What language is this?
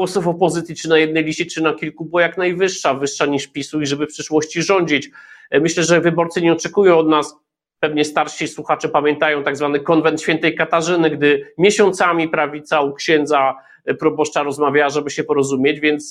Polish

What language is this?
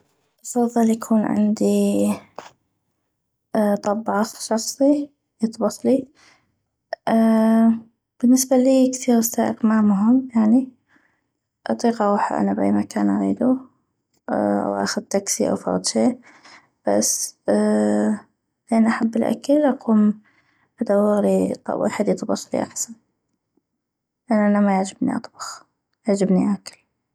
North Mesopotamian Arabic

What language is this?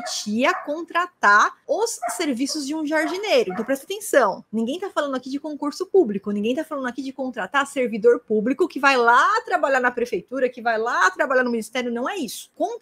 Portuguese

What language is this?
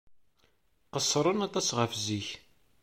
Kabyle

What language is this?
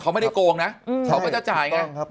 Thai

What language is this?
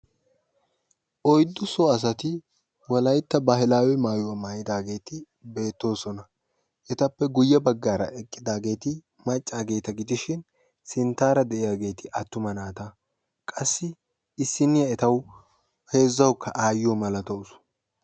Wolaytta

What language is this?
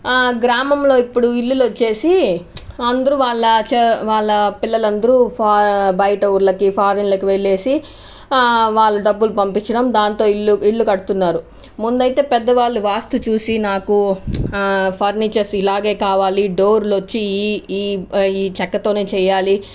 Telugu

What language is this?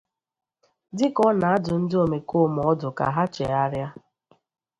Igbo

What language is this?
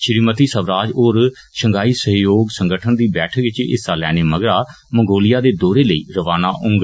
Dogri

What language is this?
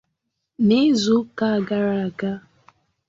Igbo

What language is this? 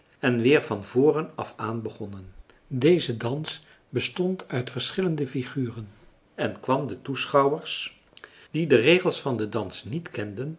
Dutch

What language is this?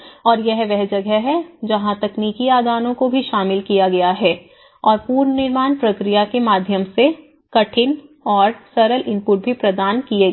Hindi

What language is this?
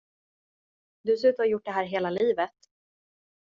Swedish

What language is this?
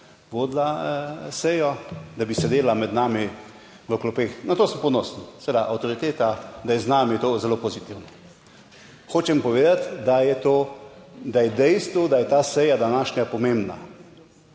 Slovenian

